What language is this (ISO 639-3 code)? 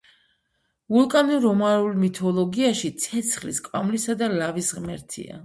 kat